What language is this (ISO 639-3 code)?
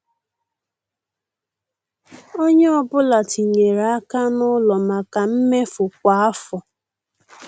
ibo